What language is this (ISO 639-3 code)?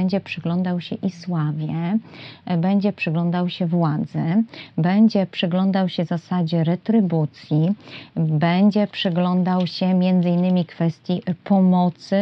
pol